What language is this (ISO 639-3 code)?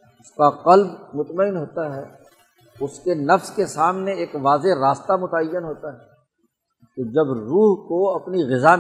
urd